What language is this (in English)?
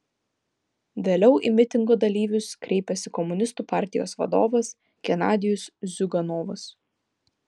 Lithuanian